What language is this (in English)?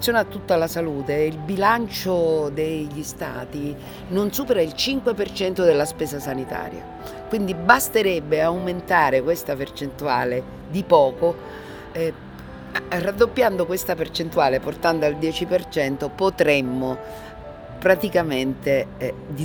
Italian